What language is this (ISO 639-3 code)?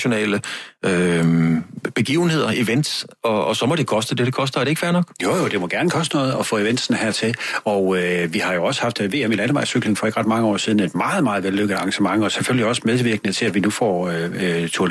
dan